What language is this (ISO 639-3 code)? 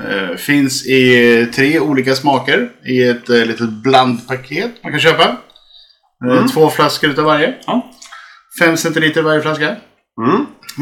swe